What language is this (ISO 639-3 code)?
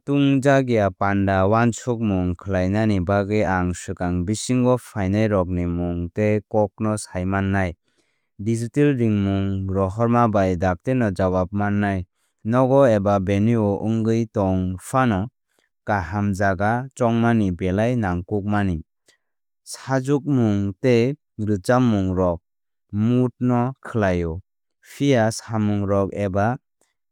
trp